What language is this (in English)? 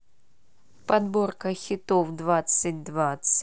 Russian